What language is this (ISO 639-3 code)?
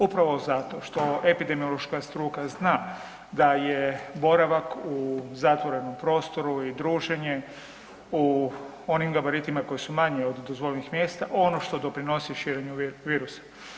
hrv